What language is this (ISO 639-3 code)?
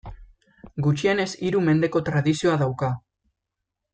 eus